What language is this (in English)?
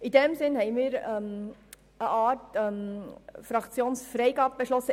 Swiss German